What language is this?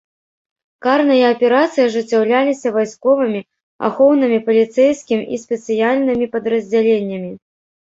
Belarusian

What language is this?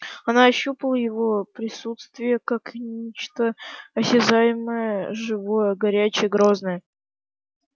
Russian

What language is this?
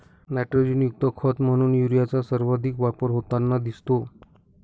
Marathi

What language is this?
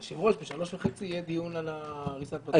Hebrew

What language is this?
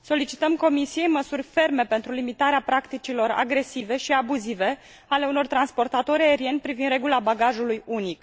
Romanian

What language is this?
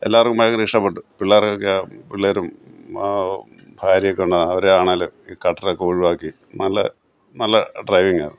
Malayalam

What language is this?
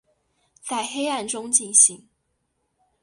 Chinese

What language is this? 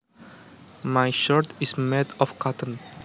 Javanese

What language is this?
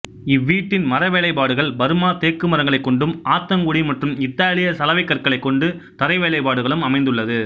Tamil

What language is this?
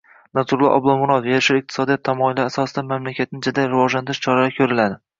Uzbek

